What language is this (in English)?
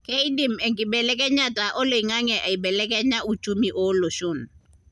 Masai